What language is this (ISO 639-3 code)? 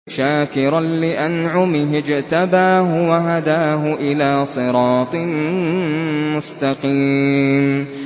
ara